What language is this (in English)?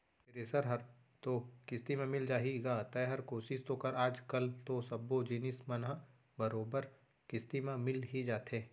Chhattisgarhi